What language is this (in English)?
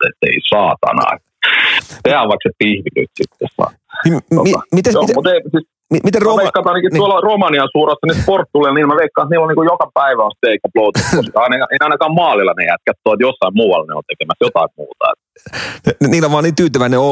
Finnish